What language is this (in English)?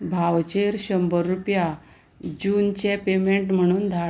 Konkani